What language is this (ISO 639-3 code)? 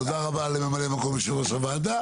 heb